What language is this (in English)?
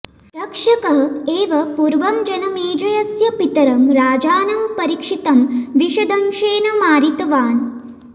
Sanskrit